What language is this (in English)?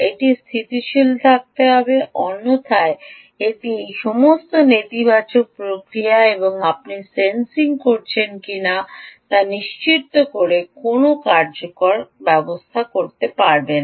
Bangla